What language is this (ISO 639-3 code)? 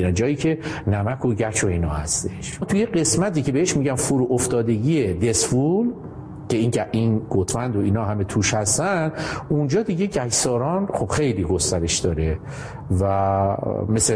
fas